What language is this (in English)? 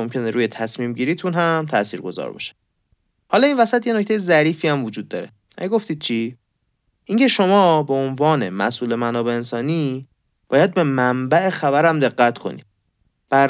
Persian